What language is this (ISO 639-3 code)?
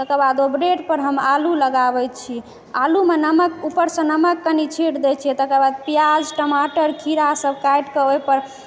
mai